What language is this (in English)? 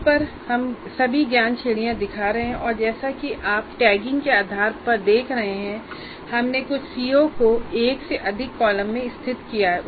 Hindi